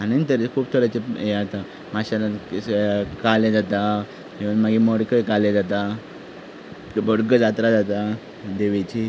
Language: Konkani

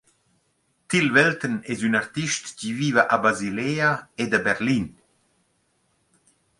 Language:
Romansh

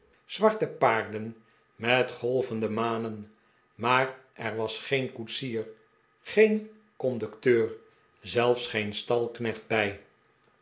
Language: Dutch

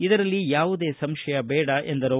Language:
Kannada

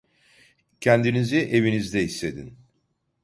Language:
Turkish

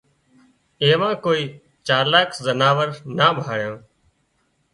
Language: Wadiyara Koli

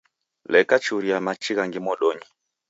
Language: Taita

